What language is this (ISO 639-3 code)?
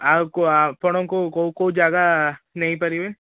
ori